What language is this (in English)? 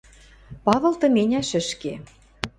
Western Mari